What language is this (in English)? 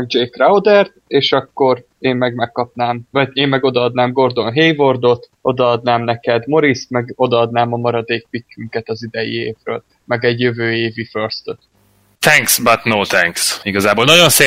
Hungarian